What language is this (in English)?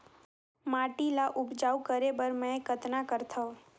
Chhattisgarhi